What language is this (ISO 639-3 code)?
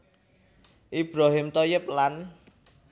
jav